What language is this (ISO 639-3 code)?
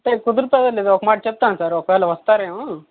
tel